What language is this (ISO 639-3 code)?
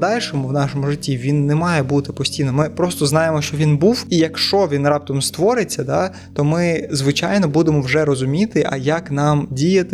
ukr